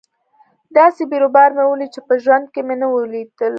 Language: Pashto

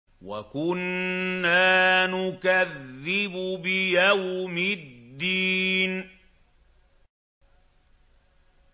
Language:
Arabic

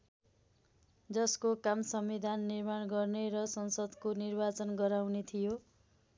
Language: Nepali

